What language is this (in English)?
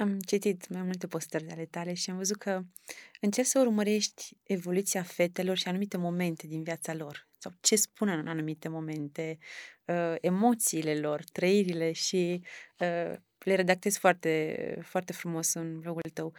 Romanian